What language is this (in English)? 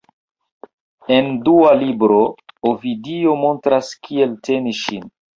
Esperanto